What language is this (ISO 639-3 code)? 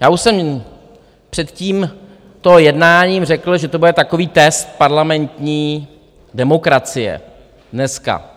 ces